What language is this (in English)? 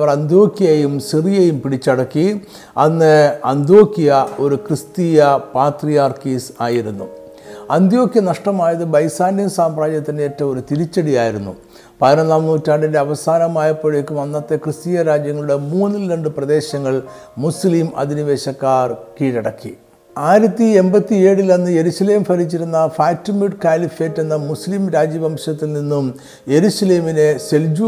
Malayalam